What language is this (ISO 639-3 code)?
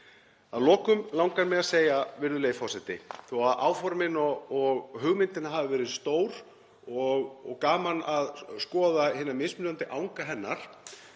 isl